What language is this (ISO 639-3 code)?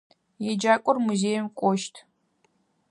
ady